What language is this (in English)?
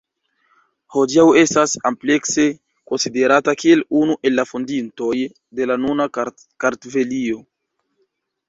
Esperanto